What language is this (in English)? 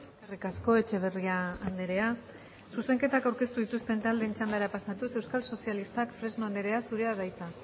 Basque